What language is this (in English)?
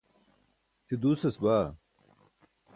Burushaski